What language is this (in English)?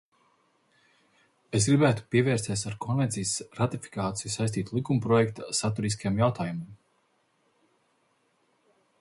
Latvian